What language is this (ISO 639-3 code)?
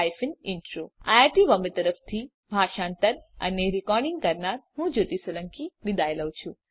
guj